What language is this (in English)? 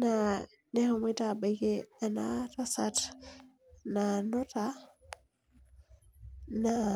Masai